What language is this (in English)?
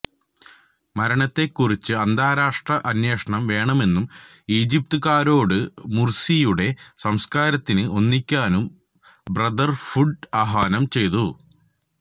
Malayalam